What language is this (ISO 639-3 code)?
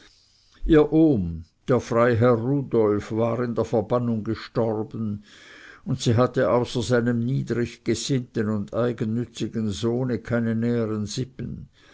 deu